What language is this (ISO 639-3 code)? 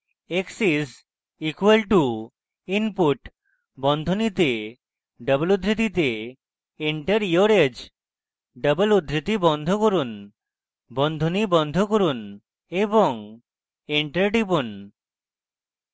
ben